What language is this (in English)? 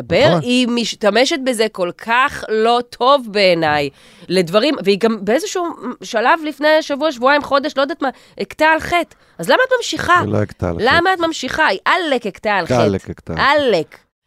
Hebrew